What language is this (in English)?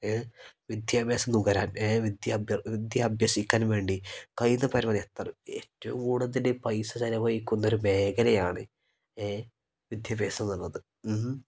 Malayalam